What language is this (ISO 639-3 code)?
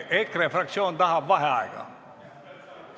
est